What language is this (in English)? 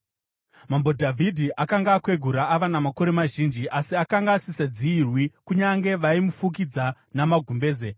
Shona